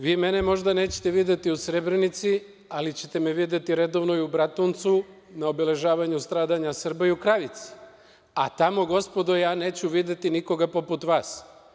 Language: Serbian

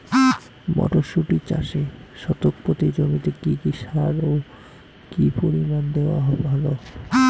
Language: Bangla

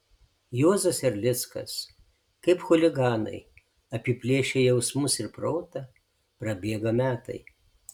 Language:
Lithuanian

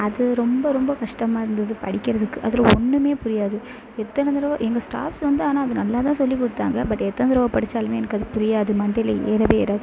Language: Tamil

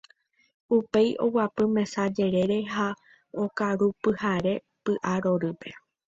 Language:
Guarani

